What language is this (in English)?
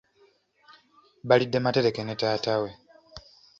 Ganda